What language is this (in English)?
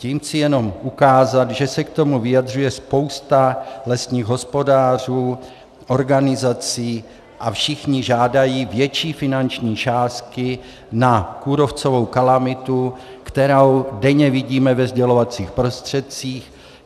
Czech